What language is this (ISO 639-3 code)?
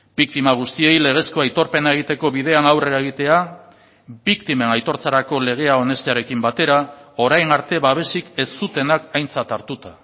eus